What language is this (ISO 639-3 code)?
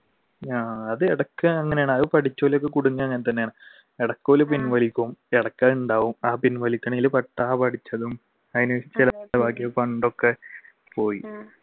mal